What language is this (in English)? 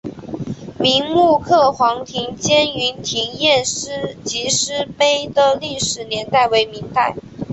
Chinese